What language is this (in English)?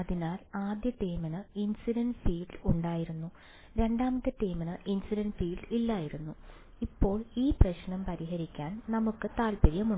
Malayalam